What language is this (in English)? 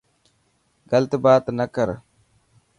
Dhatki